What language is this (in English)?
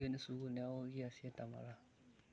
Masai